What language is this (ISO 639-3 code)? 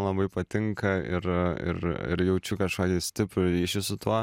lit